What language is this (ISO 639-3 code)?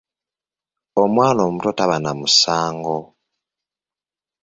lug